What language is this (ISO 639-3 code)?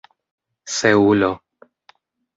epo